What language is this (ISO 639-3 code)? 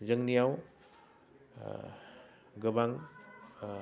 brx